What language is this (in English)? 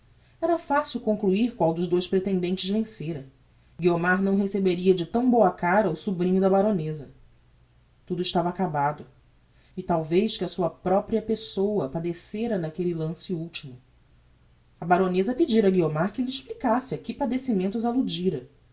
Portuguese